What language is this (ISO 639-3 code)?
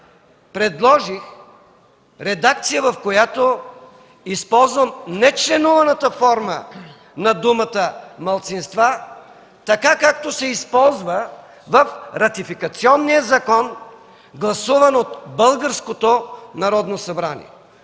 bul